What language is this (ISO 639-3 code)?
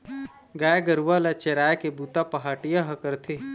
hne